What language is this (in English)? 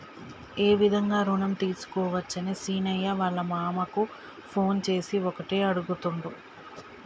Telugu